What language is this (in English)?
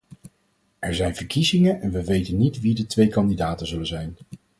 Dutch